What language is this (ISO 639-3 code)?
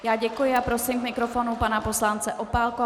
ces